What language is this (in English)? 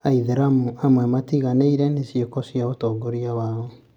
Kikuyu